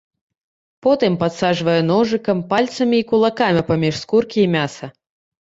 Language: Belarusian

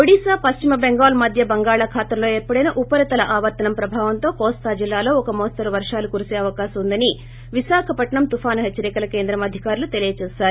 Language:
Telugu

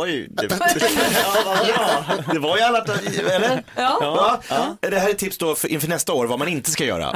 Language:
Swedish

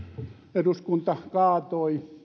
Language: Finnish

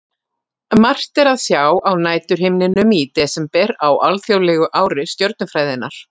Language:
Icelandic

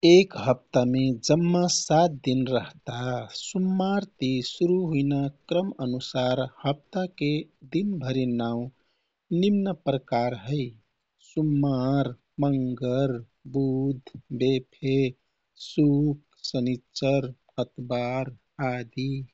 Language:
Kathoriya Tharu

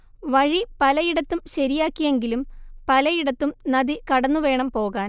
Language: Malayalam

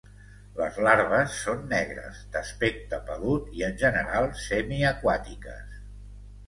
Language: Catalan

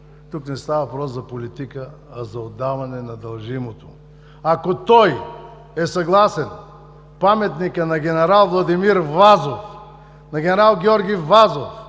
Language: Bulgarian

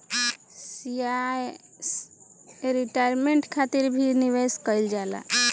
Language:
Bhojpuri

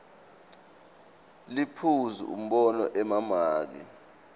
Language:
Swati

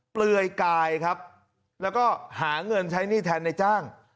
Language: Thai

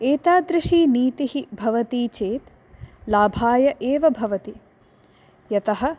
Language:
Sanskrit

